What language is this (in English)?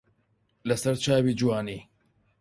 Central Kurdish